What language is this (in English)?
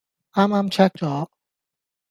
Cantonese